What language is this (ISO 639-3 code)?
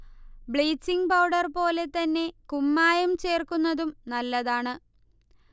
mal